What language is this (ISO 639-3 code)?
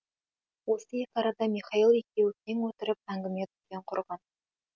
kaz